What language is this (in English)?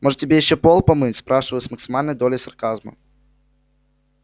Russian